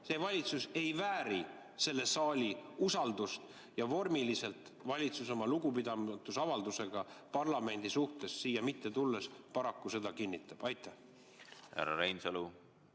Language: Estonian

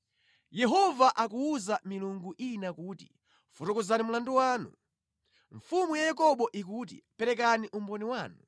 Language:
Nyanja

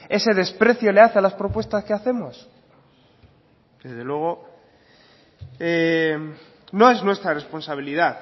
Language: Spanish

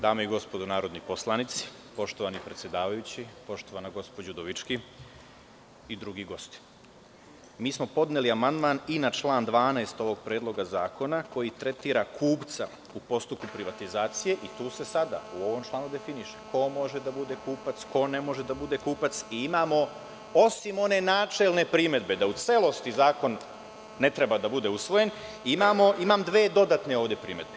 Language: Serbian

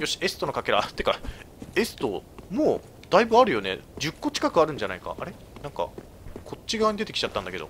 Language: Japanese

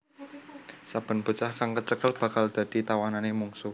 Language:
Javanese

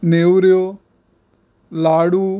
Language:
Konkani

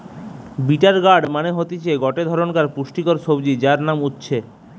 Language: Bangla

